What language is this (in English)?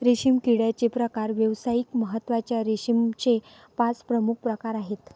Marathi